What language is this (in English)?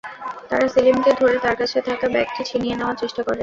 Bangla